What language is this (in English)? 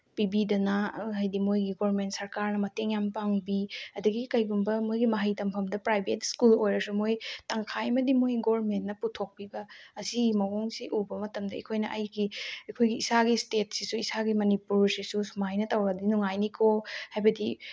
Manipuri